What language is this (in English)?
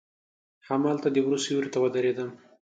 Pashto